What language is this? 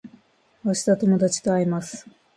Japanese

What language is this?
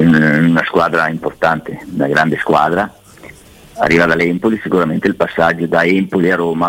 Italian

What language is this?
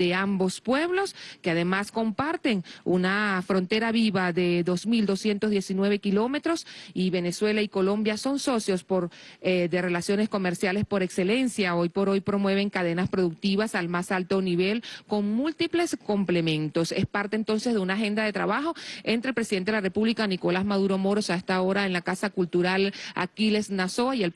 Spanish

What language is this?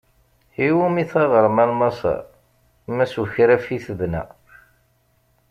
Kabyle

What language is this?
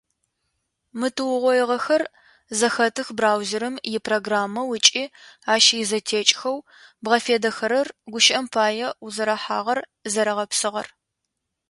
Adyghe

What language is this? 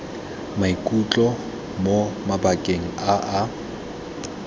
Tswana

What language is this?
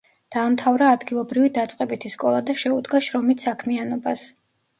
Georgian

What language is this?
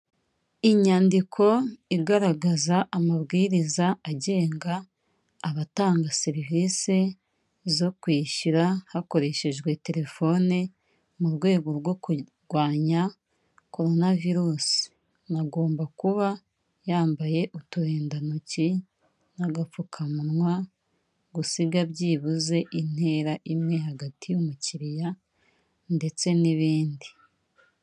Kinyarwanda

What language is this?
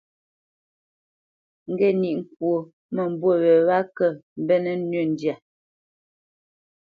Bamenyam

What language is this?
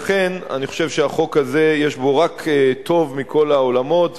Hebrew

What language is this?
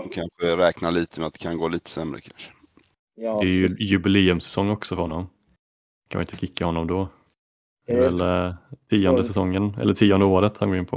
Swedish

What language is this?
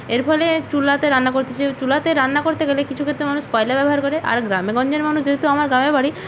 Bangla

